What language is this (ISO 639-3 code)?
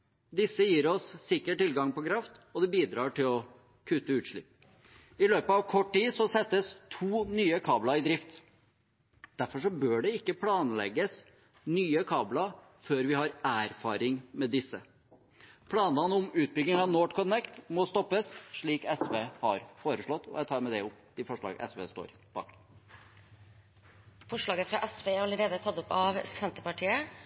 nob